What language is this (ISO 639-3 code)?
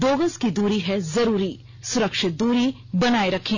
hin